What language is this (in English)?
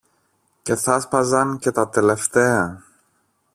Greek